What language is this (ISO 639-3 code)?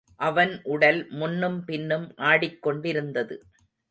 tam